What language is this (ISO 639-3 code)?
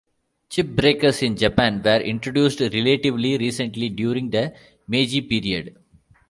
eng